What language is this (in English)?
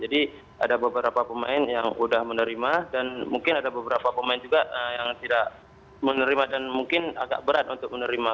Indonesian